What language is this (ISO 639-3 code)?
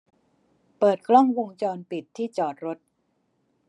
tha